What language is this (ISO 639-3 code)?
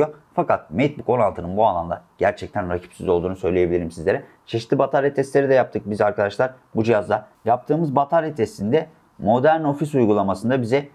tur